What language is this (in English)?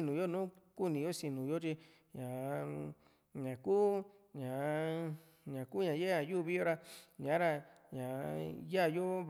Juxtlahuaca Mixtec